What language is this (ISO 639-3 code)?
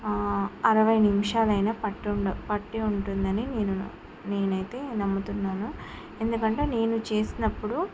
tel